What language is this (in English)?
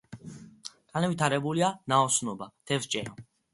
Georgian